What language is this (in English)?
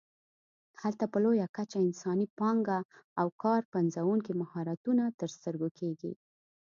Pashto